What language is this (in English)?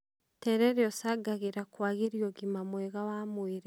Kikuyu